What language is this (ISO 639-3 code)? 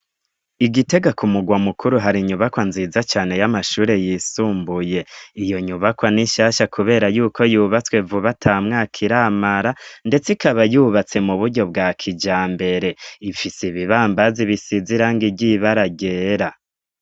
run